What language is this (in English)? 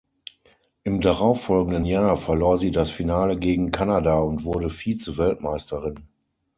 German